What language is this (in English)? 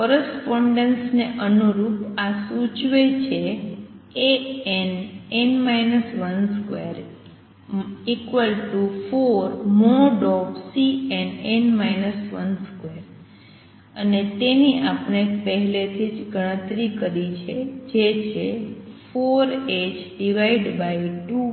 Gujarati